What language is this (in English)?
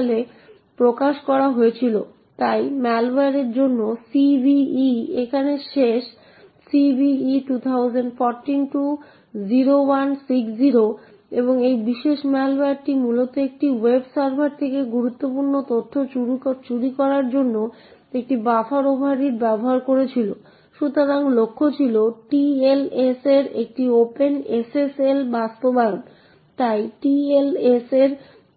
Bangla